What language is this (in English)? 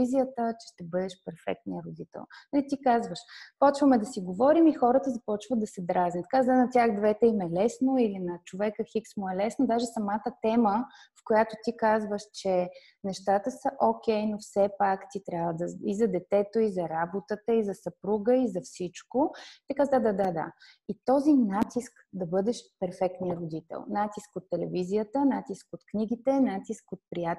Bulgarian